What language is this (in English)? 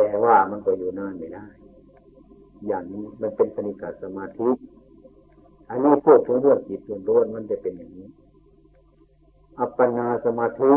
Thai